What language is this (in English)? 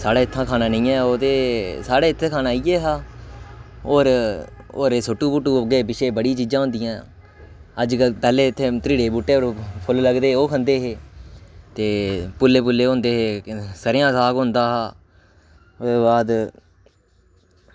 Dogri